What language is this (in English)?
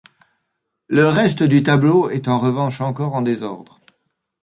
French